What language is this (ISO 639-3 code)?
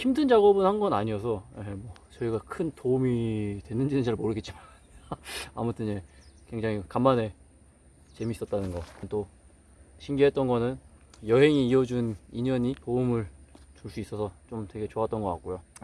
kor